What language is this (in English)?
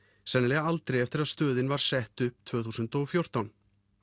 Icelandic